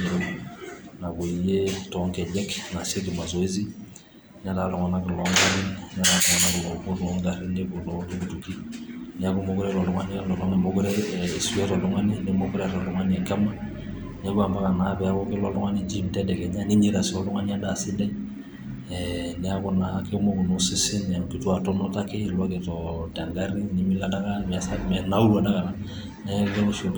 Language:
Masai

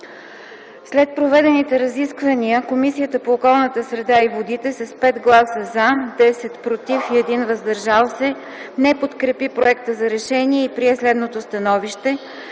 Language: Bulgarian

